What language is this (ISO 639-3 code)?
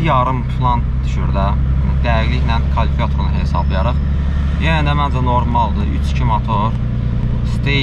tur